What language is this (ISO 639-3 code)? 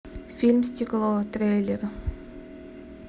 rus